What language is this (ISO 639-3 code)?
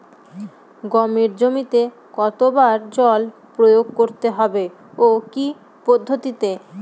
ben